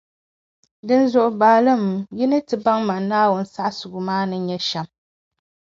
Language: Dagbani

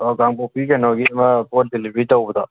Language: Manipuri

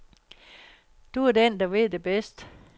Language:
Danish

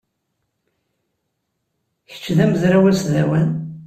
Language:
Kabyle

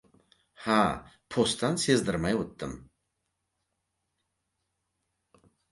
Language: Uzbek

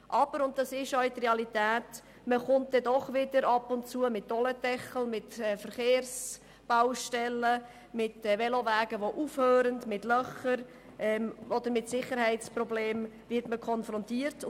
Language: Swiss German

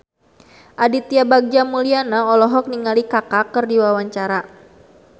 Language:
Sundanese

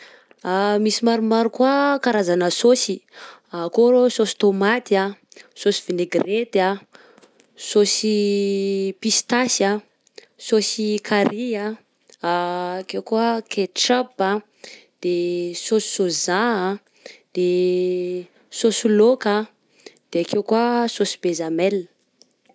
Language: Southern Betsimisaraka Malagasy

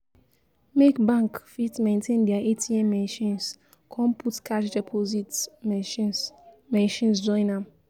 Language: Nigerian Pidgin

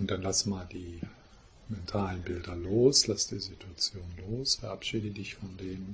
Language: German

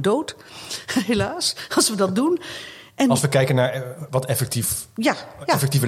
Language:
Dutch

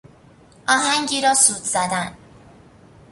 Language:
Persian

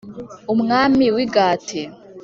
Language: Kinyarwanda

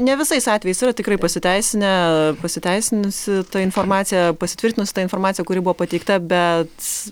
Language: Lithuanian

